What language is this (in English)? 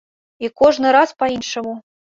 Belarusian